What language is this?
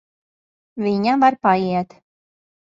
Latvian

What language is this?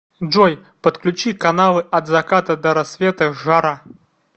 Russian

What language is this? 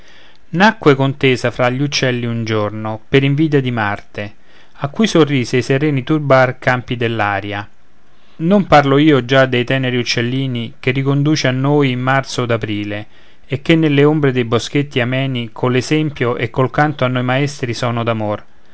Italian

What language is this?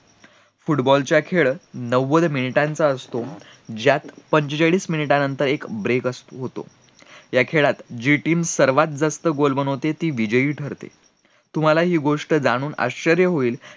Marathi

